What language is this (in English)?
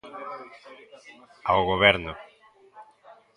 Galician